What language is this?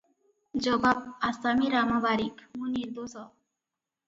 Odia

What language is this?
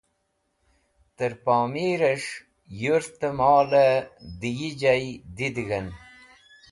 Wakhi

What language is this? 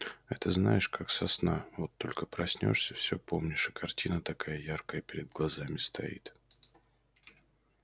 Russian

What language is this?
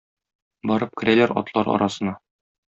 Tatar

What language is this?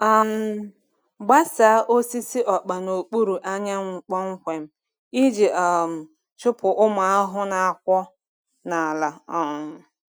Igbo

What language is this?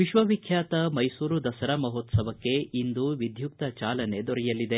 Kannada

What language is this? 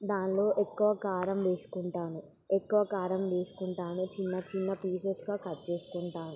Telugu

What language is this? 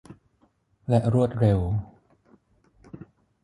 Thai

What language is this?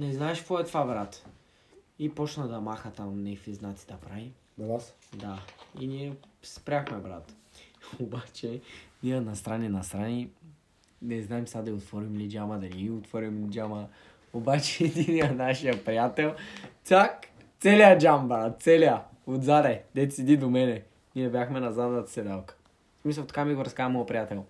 Bulgarian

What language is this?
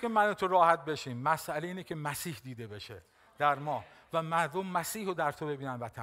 Persian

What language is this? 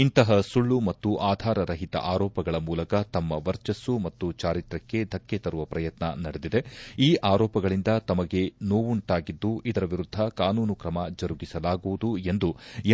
Kannada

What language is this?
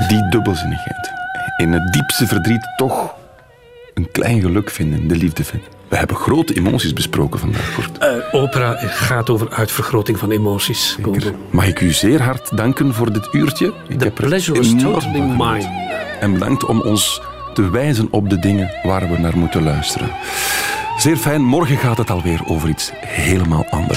Dutch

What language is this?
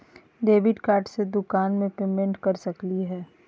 Magahi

